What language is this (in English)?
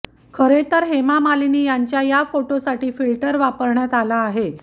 Marathi